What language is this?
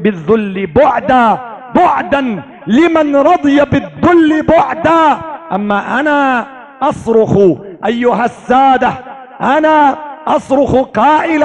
Arabic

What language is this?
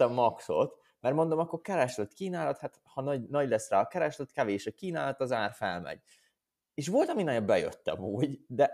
Hungarian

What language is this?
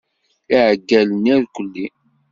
Kabyle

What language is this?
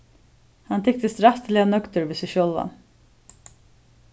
Faroese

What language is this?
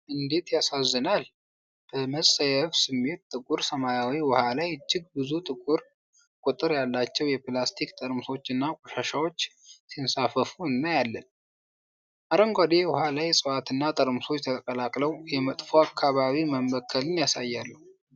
Amharic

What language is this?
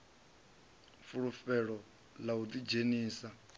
Venda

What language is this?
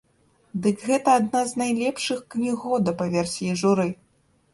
Belarusian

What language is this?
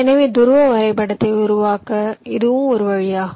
Tamil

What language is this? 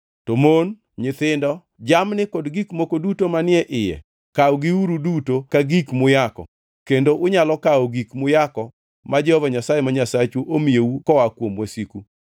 Luo (Kenya and Tanzania)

